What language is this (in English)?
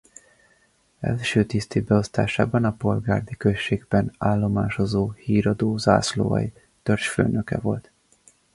Hungarian